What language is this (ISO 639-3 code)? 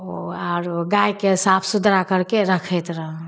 mai